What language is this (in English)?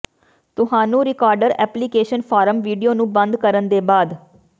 Punjabi